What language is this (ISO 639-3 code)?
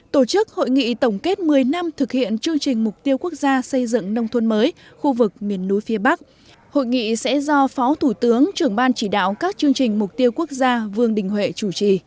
vie